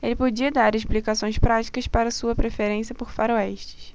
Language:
Portuguese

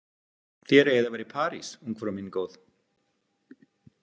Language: Icelandic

